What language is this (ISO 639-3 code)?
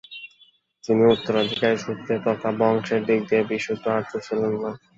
ben